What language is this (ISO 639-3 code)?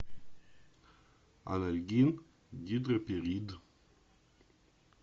rus